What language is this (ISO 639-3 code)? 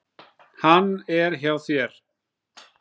isl